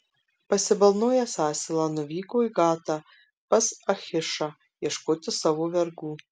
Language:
Lithuanian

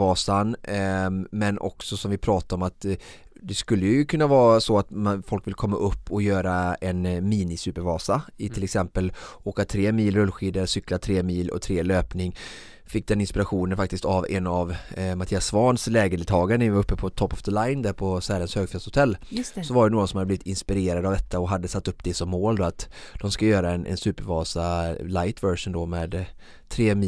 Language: Swedish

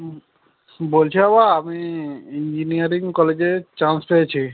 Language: Bangla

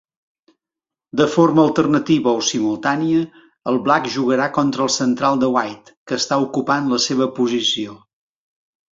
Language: Catalan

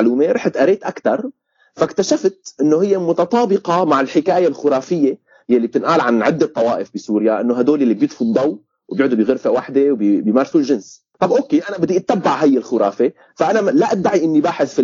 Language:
Arabic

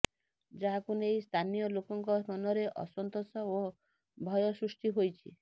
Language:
Odia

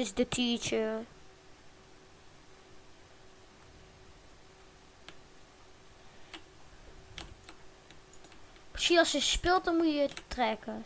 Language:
Dutch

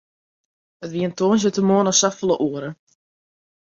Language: Western Frisian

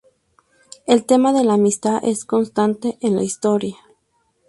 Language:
Spanish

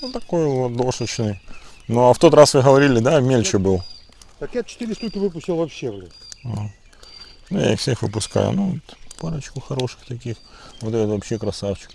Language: Russian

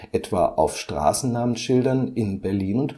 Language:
German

